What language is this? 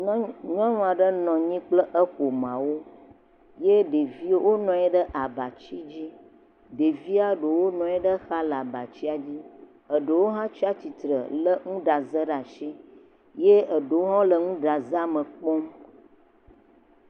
Ewe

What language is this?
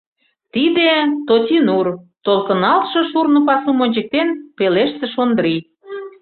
Mari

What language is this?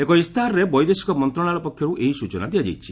Odia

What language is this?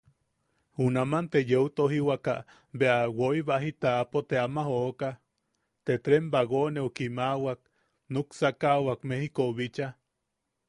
Yaqui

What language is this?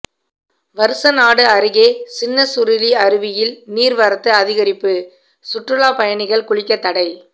Tamil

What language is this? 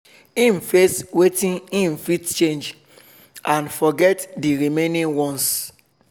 Nigerian Pidgin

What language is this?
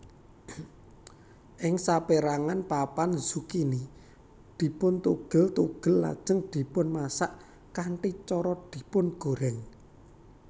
Javanese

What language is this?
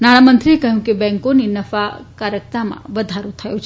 Gujarati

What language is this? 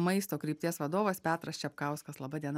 Lithuanian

